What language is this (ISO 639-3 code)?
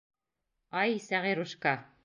bak